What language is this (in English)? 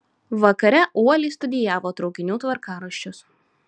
Lithuanian